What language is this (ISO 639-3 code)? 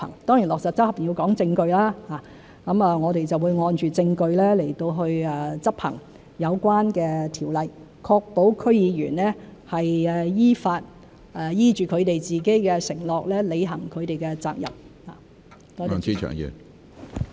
yue